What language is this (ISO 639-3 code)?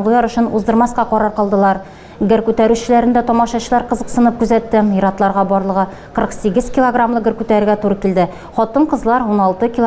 rus